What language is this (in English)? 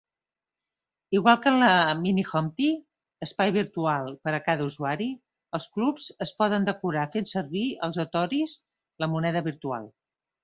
Catalan